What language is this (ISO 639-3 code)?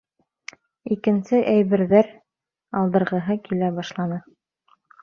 bak